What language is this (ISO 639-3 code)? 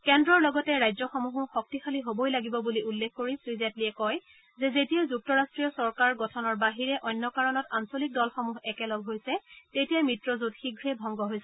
asm